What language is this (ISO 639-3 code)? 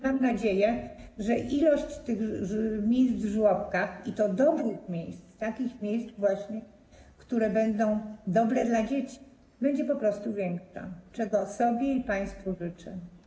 pol